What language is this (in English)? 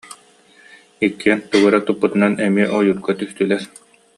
Yakut